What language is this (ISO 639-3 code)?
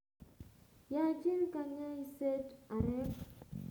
kln